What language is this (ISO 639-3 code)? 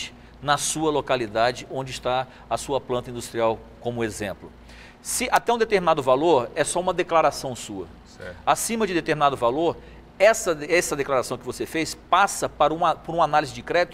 por